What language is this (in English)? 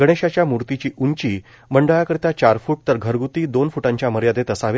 Marathi